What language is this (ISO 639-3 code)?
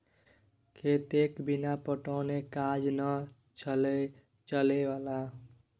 mai